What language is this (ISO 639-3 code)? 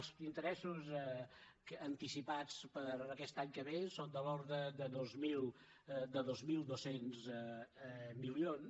cat